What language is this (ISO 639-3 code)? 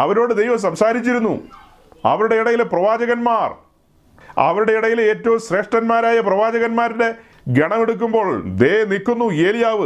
mal